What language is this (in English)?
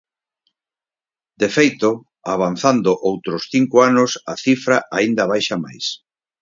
Galician